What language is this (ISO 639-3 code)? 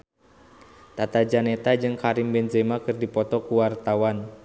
sun